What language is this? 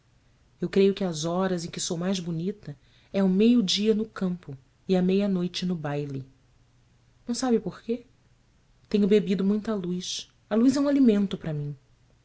Portuguese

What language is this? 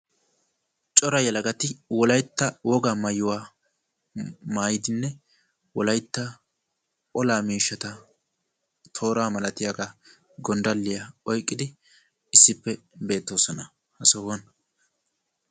Wolaytta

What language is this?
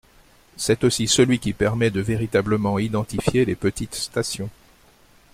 French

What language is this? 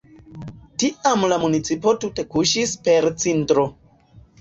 Esperanto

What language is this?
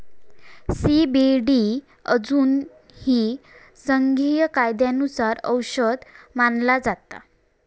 Marathi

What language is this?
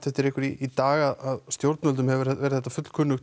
Icelandic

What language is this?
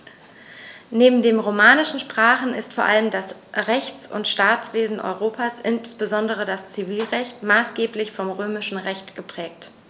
German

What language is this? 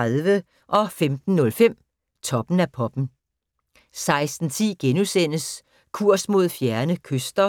Danish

